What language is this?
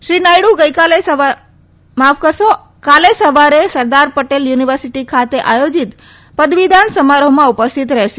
Gujarati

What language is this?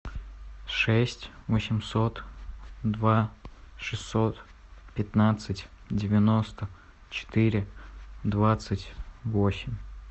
Russian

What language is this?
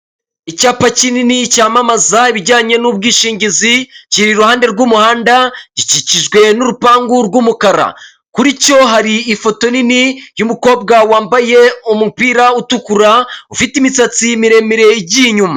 Kinyarwanda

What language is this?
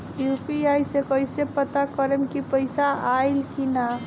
Bhojpuri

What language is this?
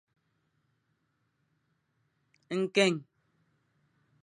Fang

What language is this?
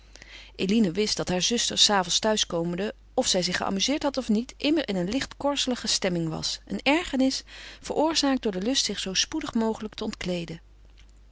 Dutch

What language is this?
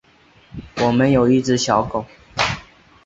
Chinese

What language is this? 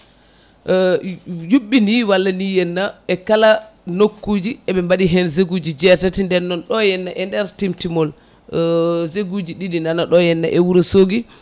Fula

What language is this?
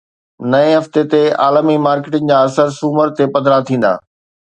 Sindhi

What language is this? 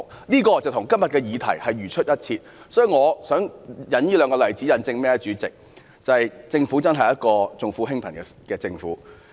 Cantonese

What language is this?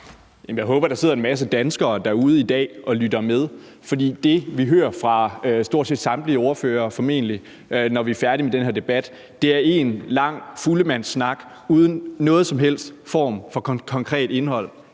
Danish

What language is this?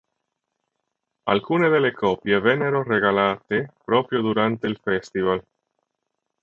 Italian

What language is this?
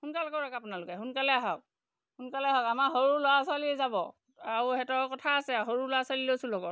Assamese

